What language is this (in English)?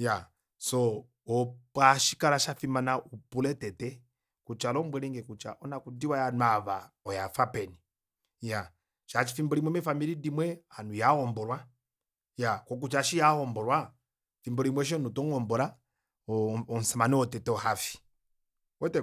Kuanyama